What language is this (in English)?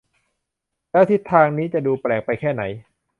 Thai